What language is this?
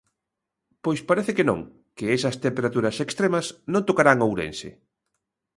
Galician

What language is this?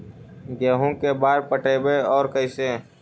Magahi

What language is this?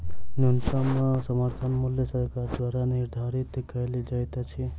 Maithili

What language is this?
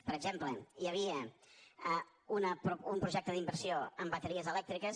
Catalan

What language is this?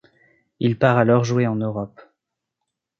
French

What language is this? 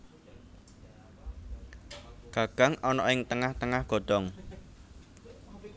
Javanese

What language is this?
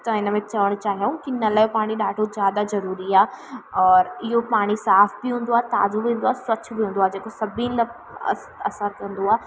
Sindhi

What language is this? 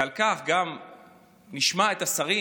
Hebrew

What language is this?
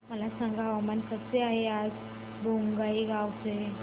Marathi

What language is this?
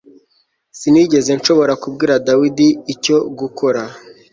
Kinyarwanda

